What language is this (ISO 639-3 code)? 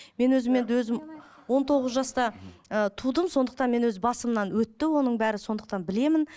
kaz